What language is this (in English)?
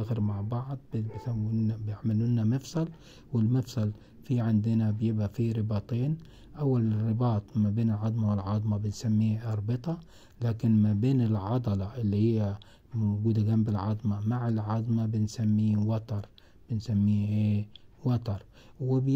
Arabic